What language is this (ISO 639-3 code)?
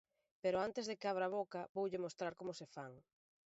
glg